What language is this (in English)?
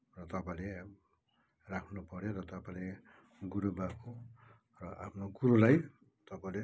Nepali